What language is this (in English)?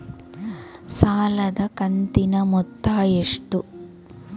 Kannada